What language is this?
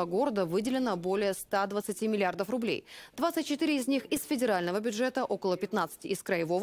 Russian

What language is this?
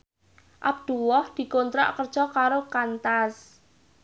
Javanese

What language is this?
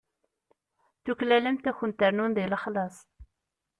Kabyle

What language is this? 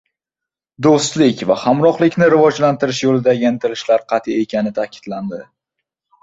Uzbek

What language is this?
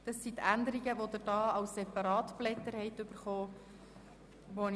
Swiss German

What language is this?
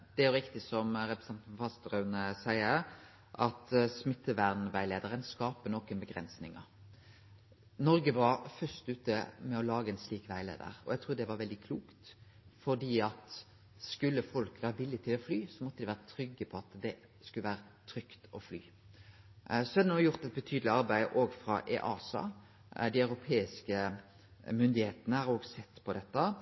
Norwegian Nynorsk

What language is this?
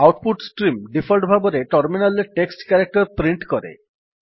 Odia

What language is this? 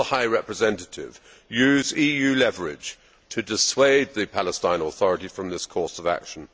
English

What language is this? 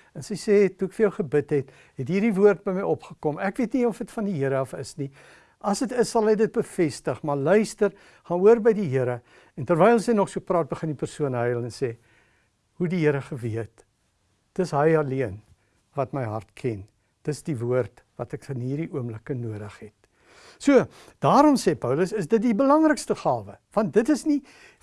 Dutch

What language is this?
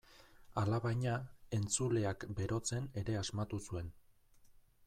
Basque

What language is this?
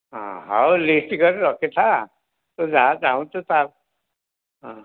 Odia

